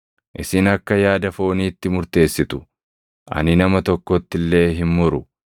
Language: Oromo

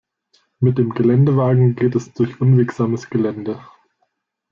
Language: German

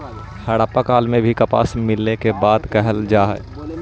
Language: Magahi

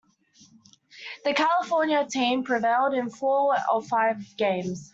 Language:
English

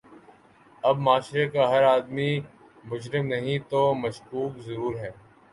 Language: Urdu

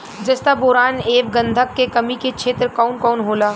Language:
Bhojpuri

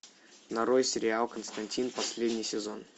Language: Russian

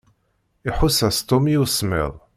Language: Kabyle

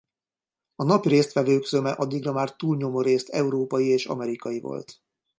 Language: Hungarian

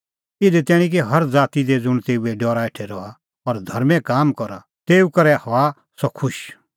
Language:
Kullu Pahari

